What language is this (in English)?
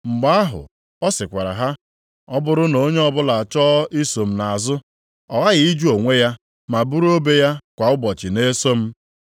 Igbo